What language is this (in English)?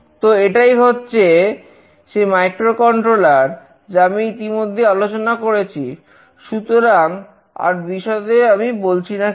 Bangla